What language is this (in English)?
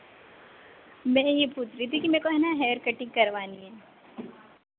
Hindi